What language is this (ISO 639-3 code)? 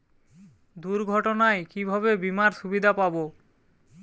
ben